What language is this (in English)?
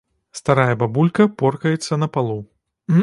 Belarusian